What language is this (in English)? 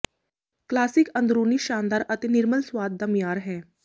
Punjabi